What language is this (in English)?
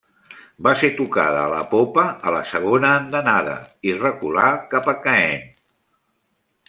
Catalan